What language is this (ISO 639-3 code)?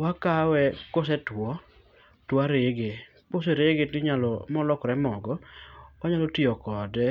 luo